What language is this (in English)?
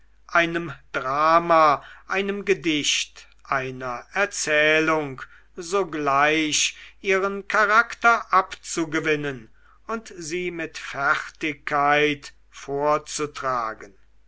German